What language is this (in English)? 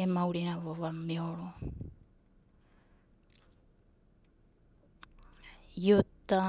Abadi